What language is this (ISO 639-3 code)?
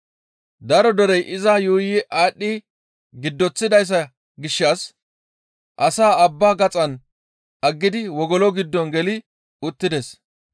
gmv